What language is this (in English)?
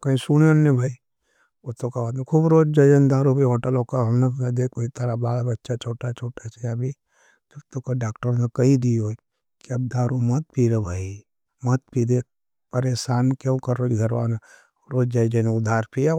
Nimadi